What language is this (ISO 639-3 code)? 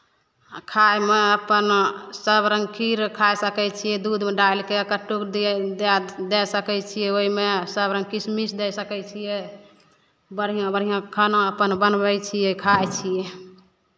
mai